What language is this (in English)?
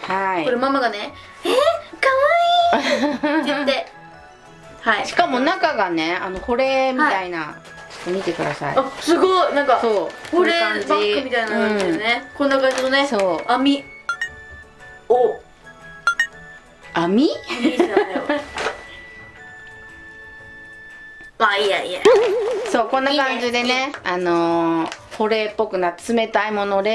Japanese